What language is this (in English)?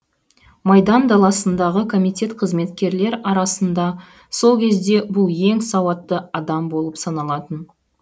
Kazakh